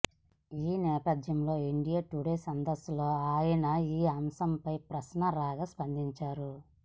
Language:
Telugu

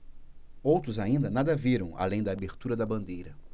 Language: Portuguese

